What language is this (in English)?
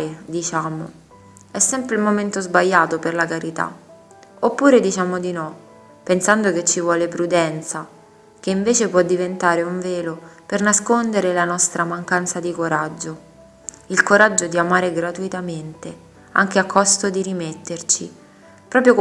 Italian